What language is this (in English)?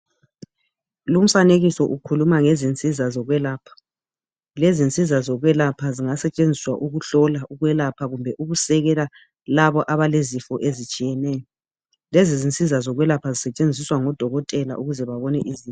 North Ndebele